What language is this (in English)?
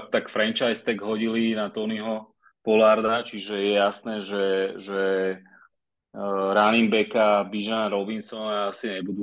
Slovak